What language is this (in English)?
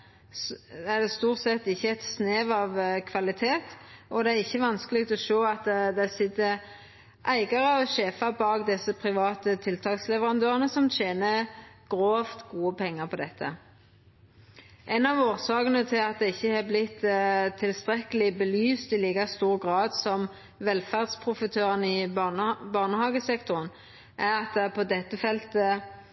Norwegian Nynorsk